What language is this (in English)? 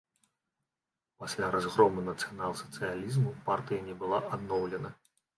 Belarusian